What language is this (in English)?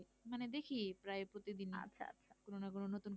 Bangla